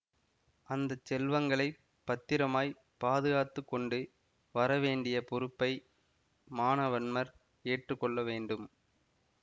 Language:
Tamil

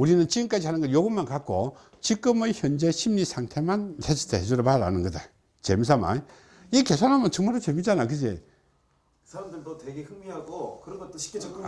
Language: Korean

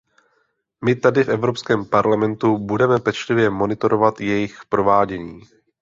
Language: Czech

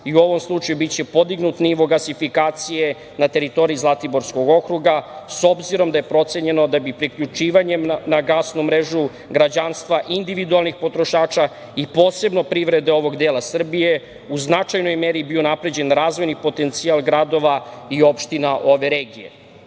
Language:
Serbian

